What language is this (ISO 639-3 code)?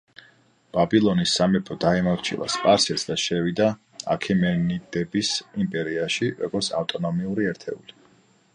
kat